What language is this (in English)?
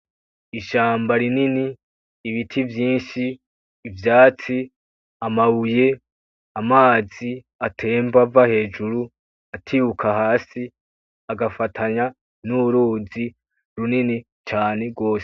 Rundi